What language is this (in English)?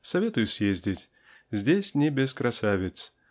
Russian